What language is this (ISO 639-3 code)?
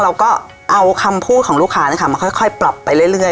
tha